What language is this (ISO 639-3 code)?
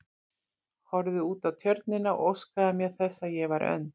isl